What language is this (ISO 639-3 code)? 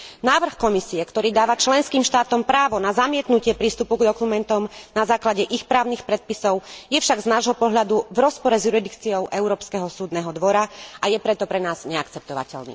slk